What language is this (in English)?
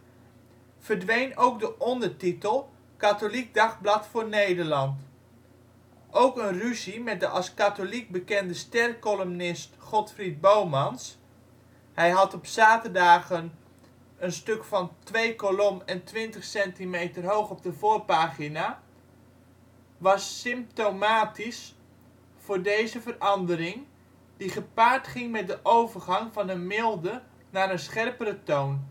Dutch